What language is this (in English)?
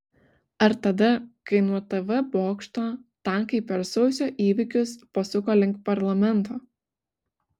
Lithuanian